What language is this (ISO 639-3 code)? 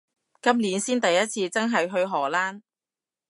yue